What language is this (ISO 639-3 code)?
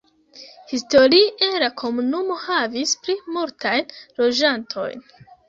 epo